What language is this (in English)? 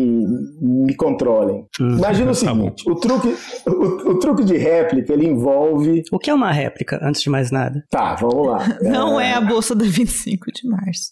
Portuguese